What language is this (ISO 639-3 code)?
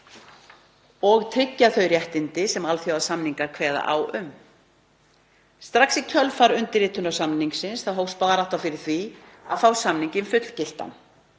isl